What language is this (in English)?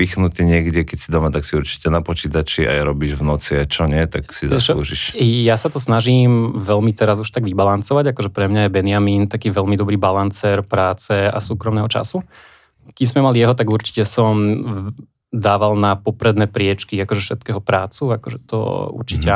Slovak